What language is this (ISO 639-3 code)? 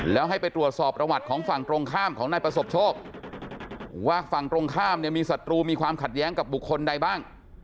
tha